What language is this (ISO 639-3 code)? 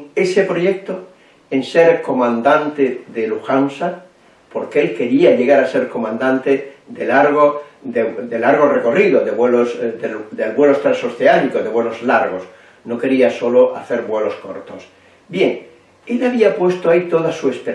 spa